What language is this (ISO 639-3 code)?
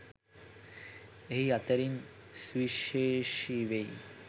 sin